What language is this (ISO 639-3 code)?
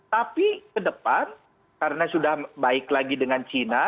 ind